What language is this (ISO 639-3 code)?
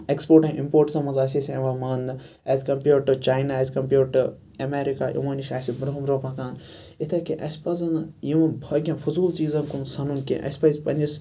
kas